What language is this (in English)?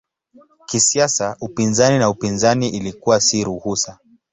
Swahili